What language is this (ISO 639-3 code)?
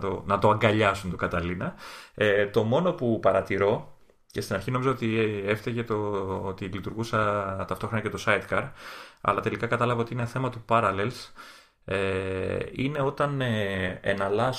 ell